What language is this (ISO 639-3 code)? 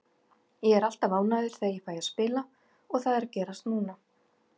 isl